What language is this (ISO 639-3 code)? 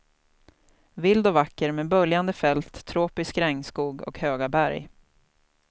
swe